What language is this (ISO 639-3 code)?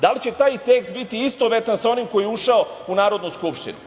srp